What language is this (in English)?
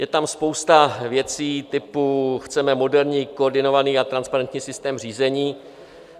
Czech